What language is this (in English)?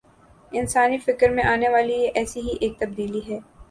Urdu